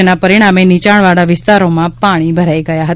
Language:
Gujarati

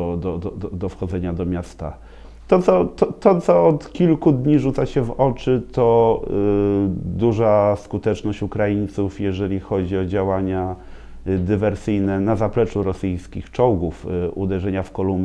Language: Polish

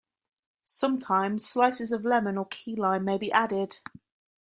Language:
English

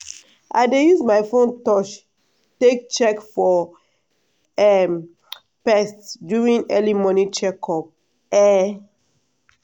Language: Nigerian Pidgin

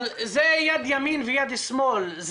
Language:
Hebrew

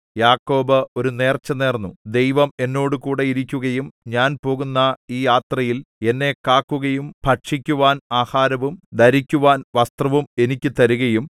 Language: Malayalam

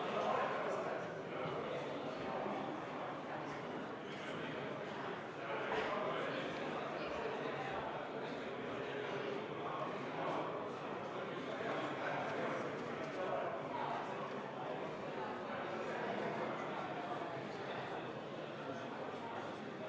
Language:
Estonian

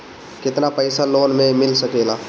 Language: Bhojpuri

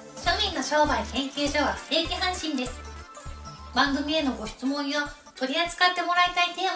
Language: Japanese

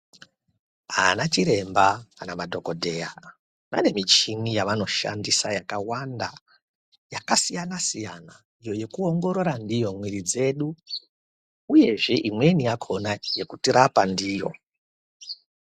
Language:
Ndau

